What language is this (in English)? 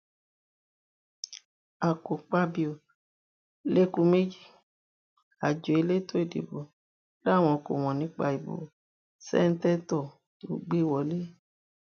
Yoruba